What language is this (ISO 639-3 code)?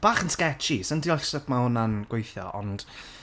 cym